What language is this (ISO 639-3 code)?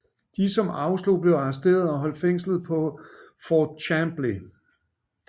dan